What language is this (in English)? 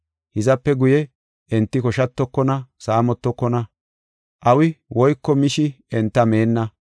Gofa